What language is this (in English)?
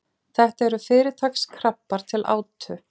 Icelandic